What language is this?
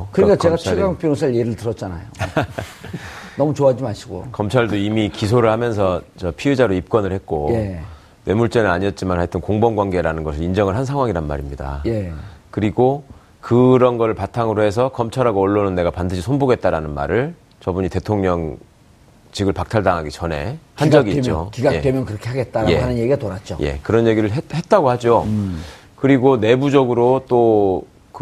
Korean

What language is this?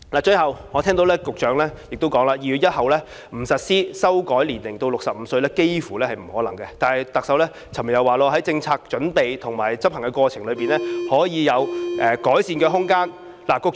Cantonese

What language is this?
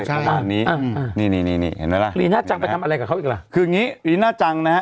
Thai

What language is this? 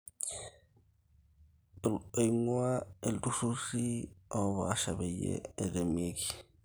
Masai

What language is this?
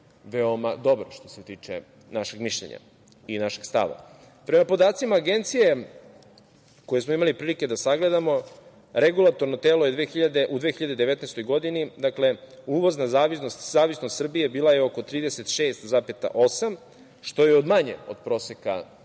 Serbian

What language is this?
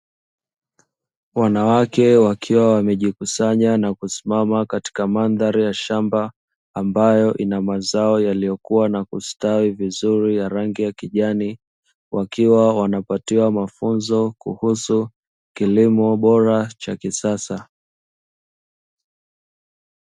Swahili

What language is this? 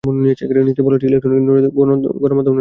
Bangla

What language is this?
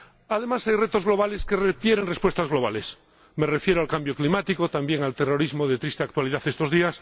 Spanish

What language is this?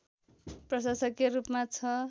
Nepali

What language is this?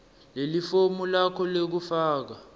Swati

